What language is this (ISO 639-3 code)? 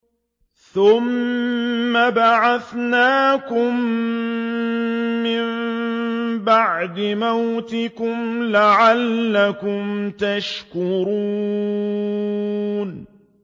ara